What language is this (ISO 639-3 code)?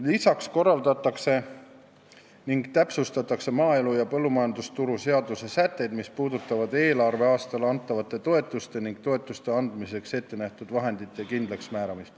est